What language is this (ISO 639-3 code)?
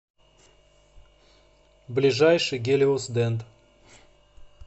rus